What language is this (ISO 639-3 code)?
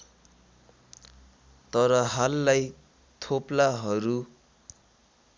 nep